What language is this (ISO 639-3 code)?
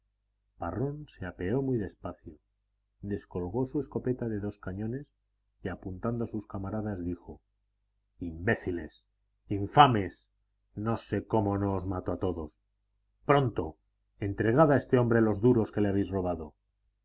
spa